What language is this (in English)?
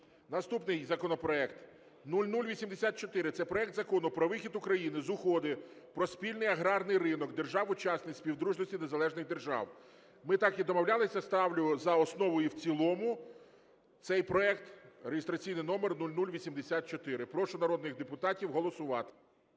Ukrainian